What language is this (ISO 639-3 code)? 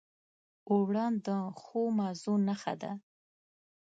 pus